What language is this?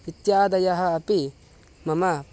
Sanskrit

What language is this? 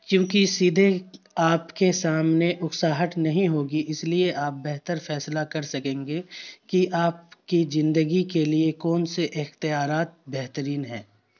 Urdu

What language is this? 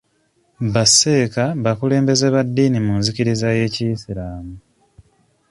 Ganda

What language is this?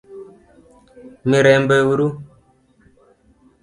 Luo (Kenya and Tanzania)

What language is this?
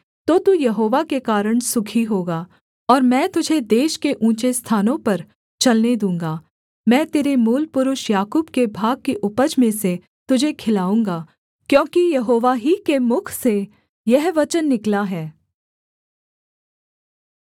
Hindi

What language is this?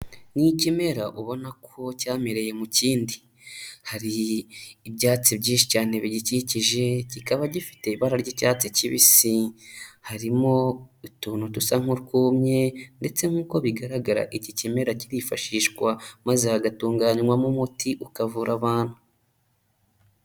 Kinyarwanda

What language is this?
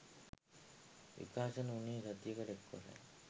Sinhala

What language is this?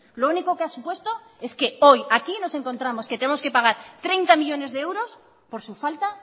Spanish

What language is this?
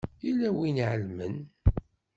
Kabyle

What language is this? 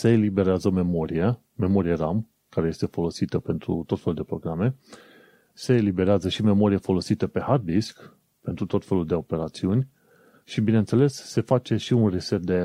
Romanian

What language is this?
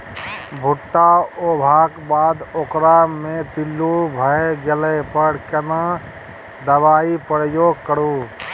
Maithili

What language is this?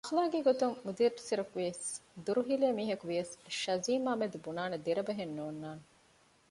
Divehi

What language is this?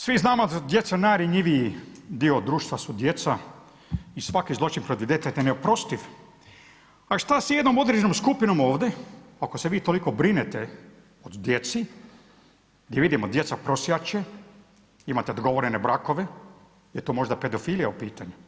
Croatian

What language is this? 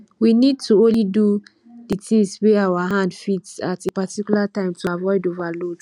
Nigerian Pidgin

